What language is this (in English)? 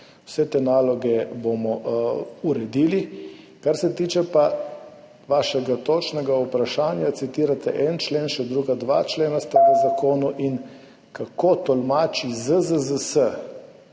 Slovenian